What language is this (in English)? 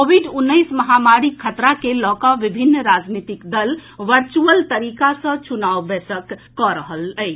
Maithili